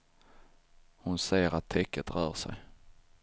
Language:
Swedish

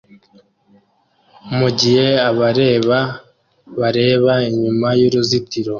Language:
Kinyarwanda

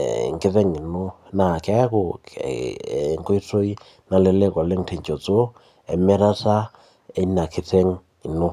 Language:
Masai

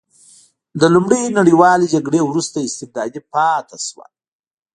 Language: Pashto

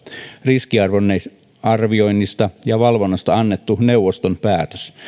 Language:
Finnish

